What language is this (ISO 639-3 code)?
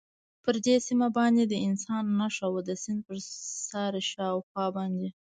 pus